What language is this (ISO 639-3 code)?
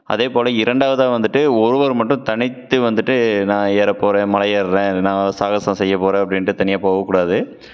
tam